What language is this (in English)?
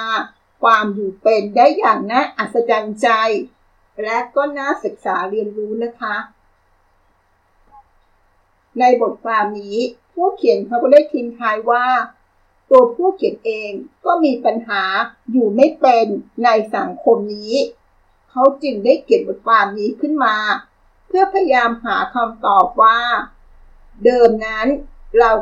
Thai